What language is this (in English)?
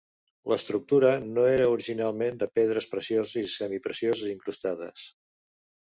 Catalan